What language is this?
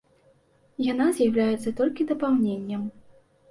Belarusian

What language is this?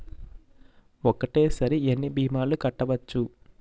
Telugu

